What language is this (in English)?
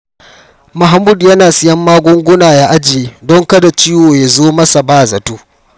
Hausa